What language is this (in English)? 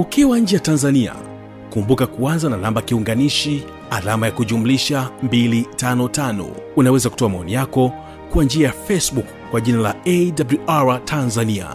Swahili